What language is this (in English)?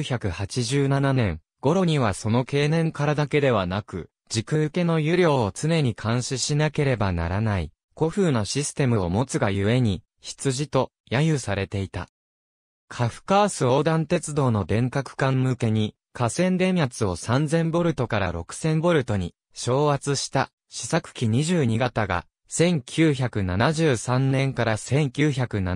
Japanese